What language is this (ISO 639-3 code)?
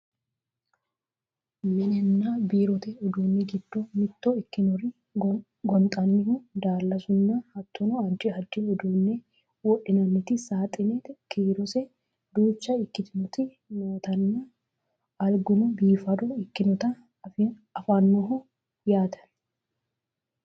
sid